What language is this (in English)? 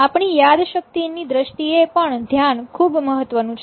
Gujarati